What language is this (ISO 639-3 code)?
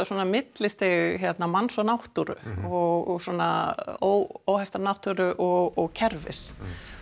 isl